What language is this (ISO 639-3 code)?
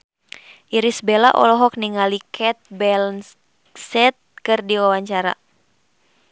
sun